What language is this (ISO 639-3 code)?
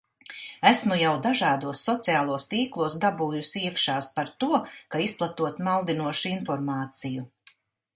lav